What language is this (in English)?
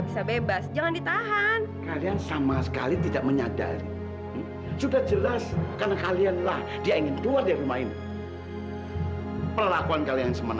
Indonesian